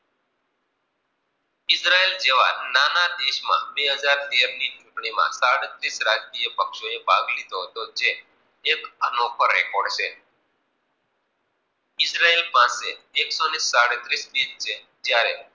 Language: Gujarati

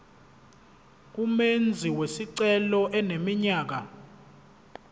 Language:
Zulu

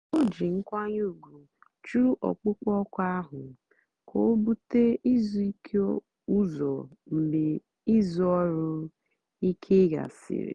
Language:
Igbo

